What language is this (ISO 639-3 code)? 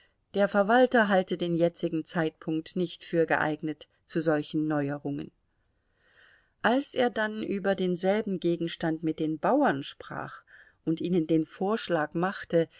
deu